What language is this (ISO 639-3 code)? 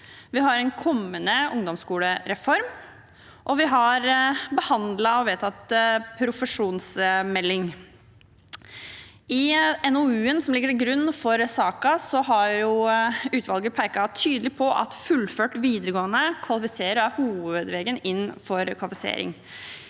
nor